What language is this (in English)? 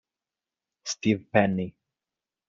Italian